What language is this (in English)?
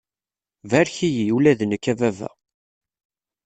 Kabyle